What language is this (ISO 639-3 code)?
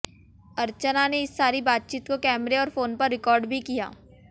hin